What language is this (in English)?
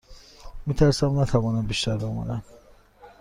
Persian